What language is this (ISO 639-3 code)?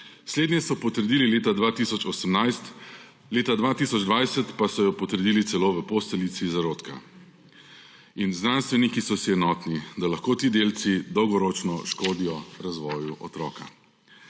slv